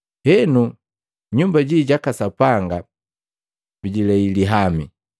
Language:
Matengo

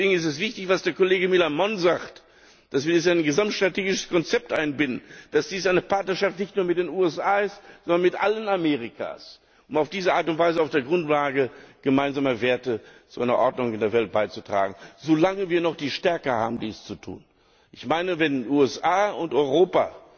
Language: German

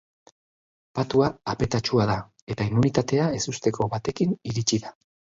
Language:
Basque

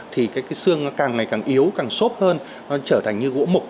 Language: Vietnamese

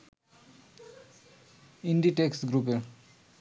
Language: Bangla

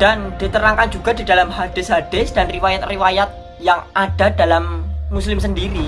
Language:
Indonesian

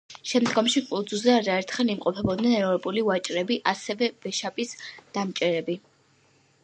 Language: Georgian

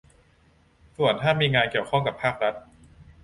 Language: Thai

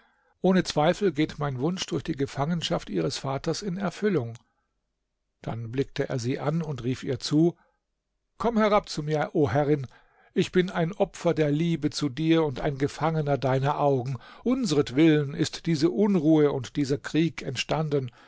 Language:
German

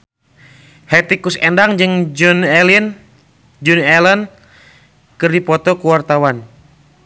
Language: Sundanese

